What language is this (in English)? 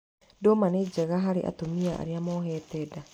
Kikuyu